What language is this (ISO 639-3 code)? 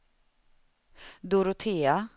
swe